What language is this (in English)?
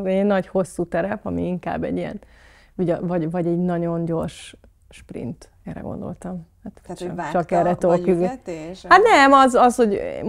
Hungarian